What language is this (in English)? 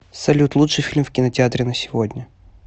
Russian